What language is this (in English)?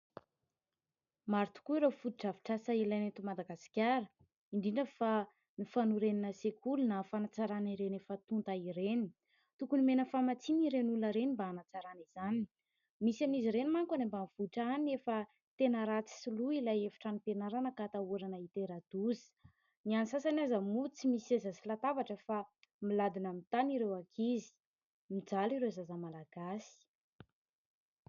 Malagasy